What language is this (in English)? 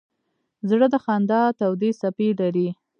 Pashto